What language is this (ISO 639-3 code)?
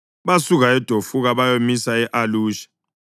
nde